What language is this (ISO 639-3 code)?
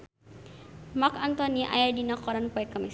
sun